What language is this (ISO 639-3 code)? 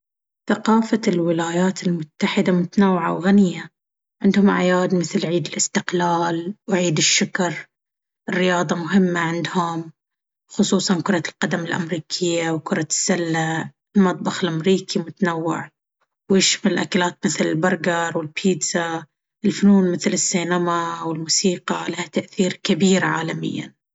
abv